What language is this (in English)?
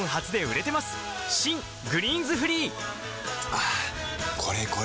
Japanese